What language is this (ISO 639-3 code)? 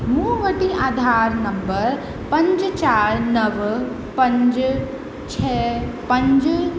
snd